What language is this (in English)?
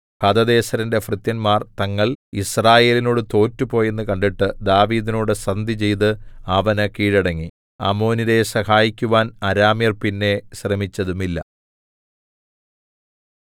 Malayalam